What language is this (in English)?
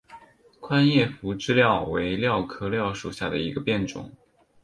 Chinese